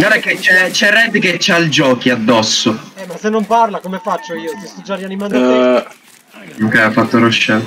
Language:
Italian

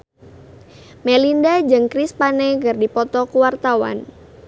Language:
Sundanese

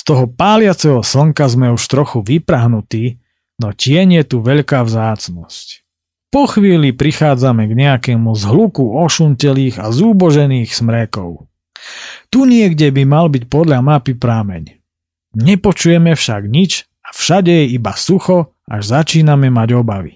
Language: Slovak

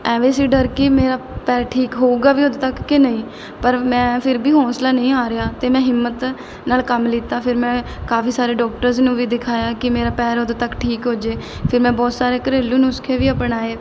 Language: Punjabi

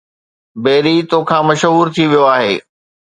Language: Sindhi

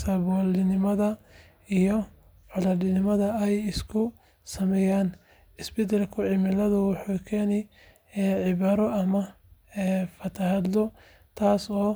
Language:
Somali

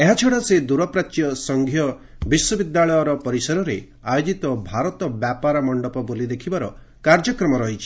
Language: Odia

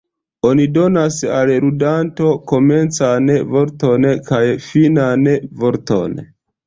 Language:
Esperanto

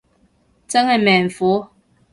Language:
Cantonese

